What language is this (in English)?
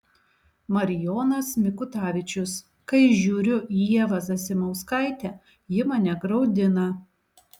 Lithuanian